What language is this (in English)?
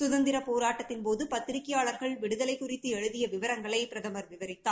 Tamil